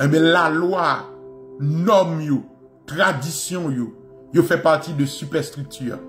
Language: French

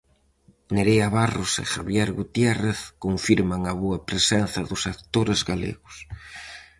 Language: Galician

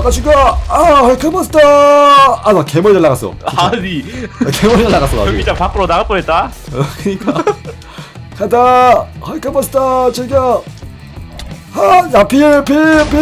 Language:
Korean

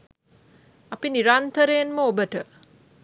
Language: Sinhala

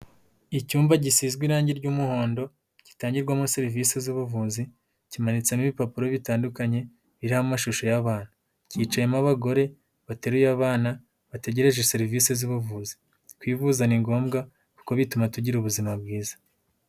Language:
Kinyarwanda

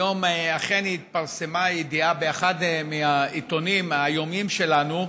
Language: Hebrew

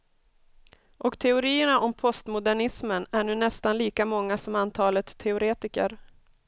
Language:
Swedish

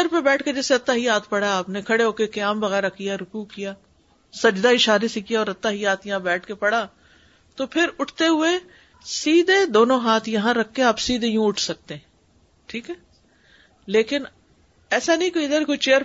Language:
Urdu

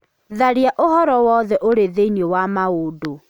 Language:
Kikuyu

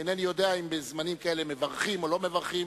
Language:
Hebrew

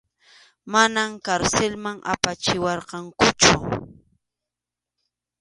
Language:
Arequipa-La Unión Quechua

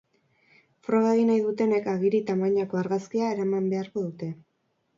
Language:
Basque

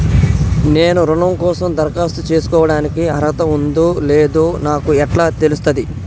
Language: Telugu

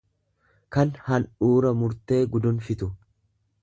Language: Oromo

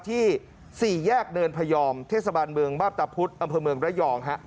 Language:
Thai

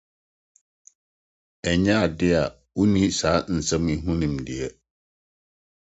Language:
Akan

